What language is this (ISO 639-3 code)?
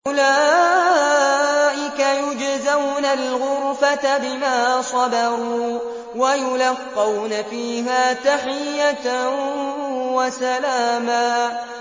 ara